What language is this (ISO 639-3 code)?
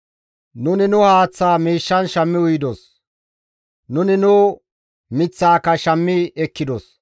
gmv